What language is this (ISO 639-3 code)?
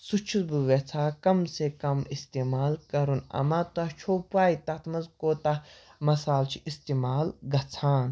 kas